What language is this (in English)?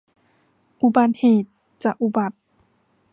Thai